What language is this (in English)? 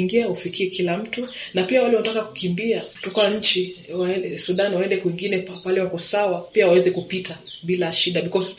Swahili